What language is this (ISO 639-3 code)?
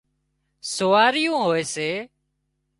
kxp